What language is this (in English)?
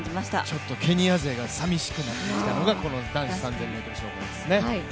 Japanese